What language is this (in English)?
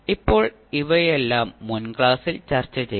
Malayalam